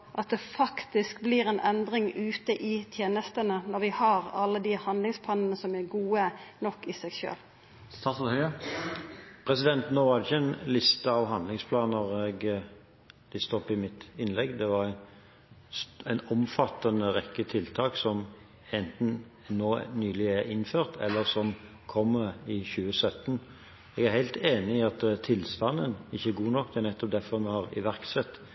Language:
Norwegian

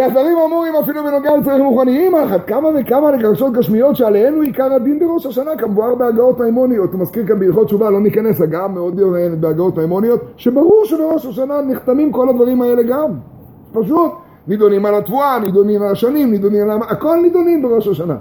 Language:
Hebrew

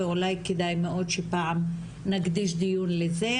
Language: Hebrew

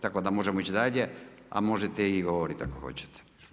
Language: Croatian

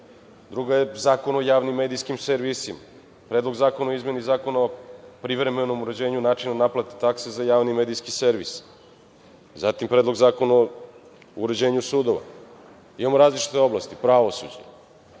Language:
Serbian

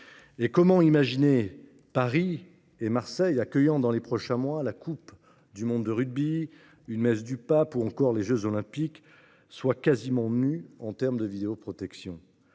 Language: French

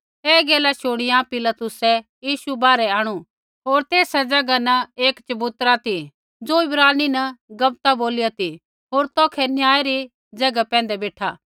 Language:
Kullu Pahari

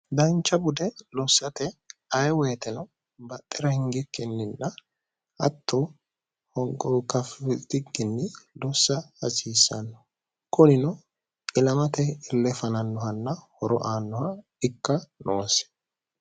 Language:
Sidamo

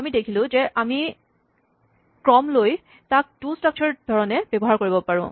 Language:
Assamese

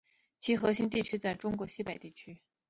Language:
Chinese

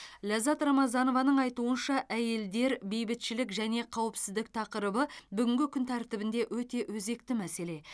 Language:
Kazakh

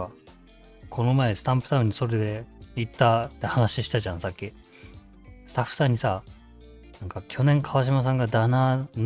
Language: Japanese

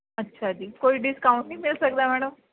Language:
Punjabi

